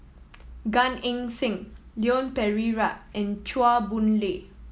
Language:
English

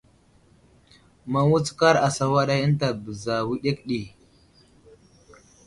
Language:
Wuzlam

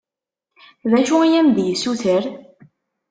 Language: Kabyle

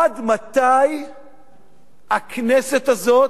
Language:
Hebrew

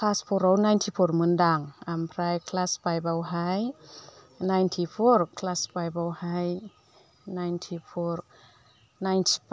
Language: Bodo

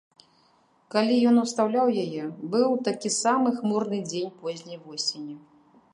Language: Belarusian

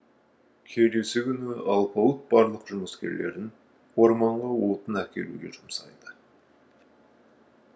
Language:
Kazakh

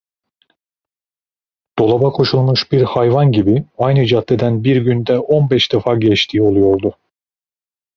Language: Turkish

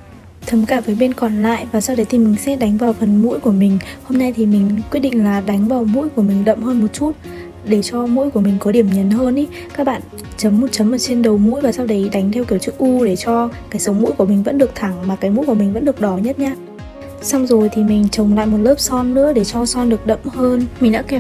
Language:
Vietnamese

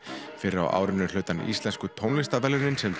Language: Icelandic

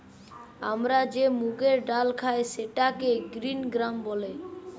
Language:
Bangla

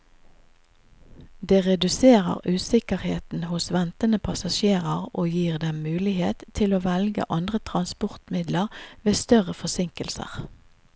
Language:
Norwegian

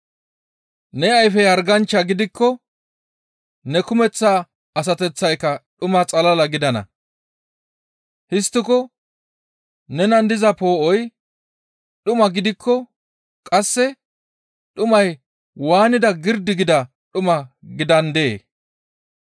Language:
Gamo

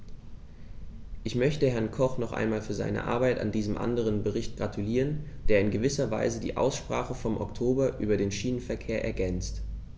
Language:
German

